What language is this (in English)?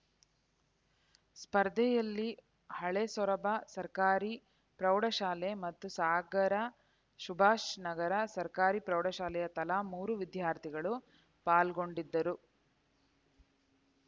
Kannada